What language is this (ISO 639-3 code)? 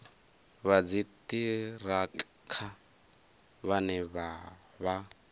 ven